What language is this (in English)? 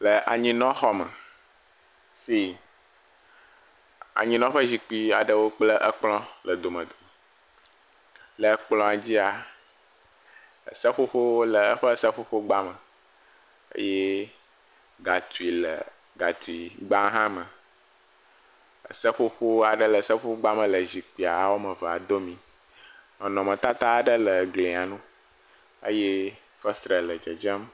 Ewe